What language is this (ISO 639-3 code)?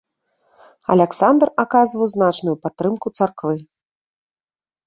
bel